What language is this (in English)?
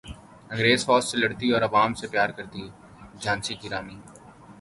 Urdu